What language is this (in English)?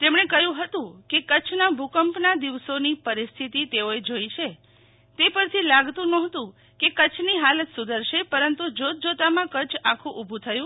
Gujarati